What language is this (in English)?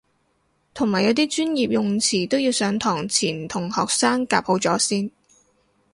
Cantonese